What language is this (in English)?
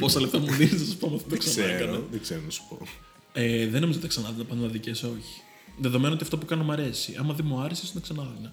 Greek